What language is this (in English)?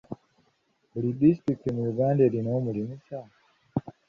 Ganda